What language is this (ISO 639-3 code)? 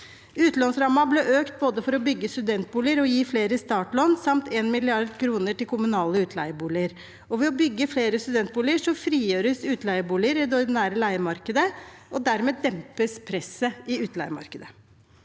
nor